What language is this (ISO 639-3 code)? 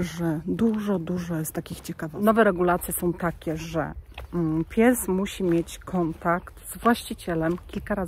pol